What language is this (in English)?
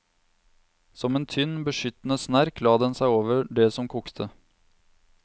Norwegian